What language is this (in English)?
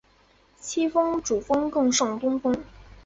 Chinese